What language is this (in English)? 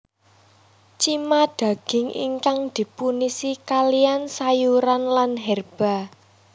Javanese